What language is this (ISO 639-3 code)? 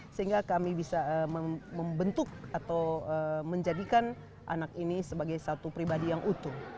ind